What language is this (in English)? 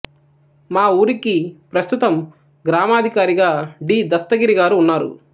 Telugu